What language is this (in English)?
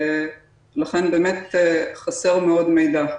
Hebrew